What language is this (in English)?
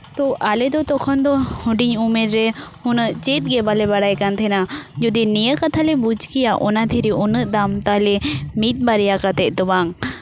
Santali